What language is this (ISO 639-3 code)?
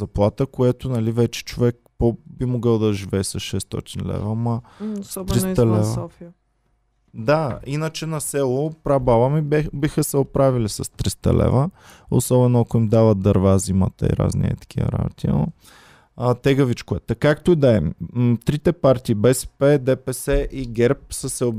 bul